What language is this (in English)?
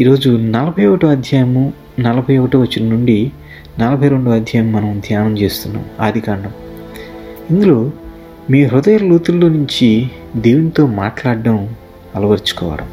Telugu